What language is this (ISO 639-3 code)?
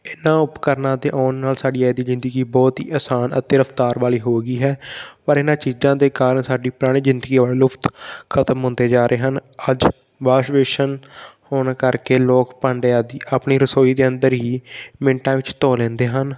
pan